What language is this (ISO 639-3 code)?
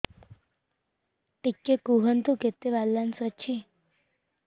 ori